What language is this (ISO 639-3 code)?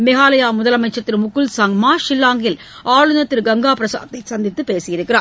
tam